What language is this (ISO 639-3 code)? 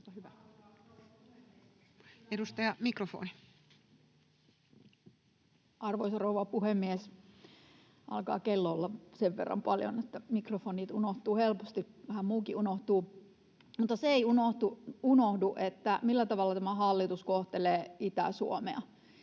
fin